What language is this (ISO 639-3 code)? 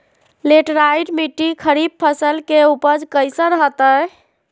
mag